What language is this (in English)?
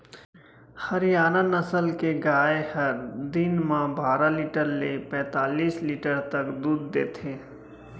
Chhattisgarhi